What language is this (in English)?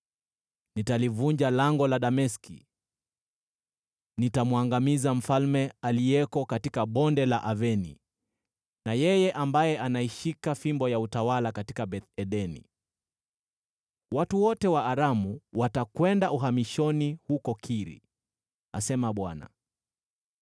Swahili